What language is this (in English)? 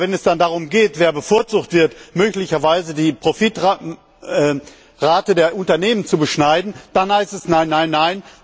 German